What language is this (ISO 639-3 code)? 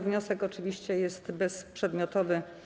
pol